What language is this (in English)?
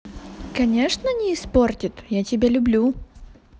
Russian